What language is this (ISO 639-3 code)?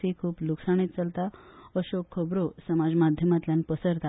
kok